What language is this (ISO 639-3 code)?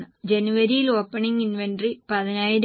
mal